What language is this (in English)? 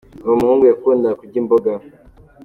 Kinyarwanda